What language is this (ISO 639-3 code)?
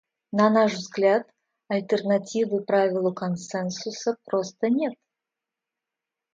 rus